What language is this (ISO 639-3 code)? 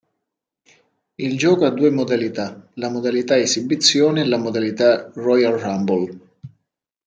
ita